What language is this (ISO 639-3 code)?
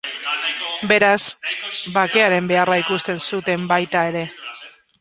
eus